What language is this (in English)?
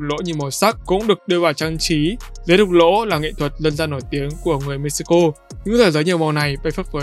Vietnamese